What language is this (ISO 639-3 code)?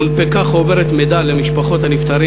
heb